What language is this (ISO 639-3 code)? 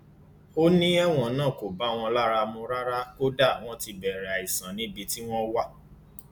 yor